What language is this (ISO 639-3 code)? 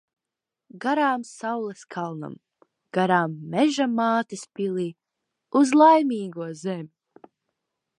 lav